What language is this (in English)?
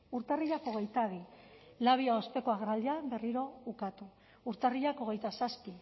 Basque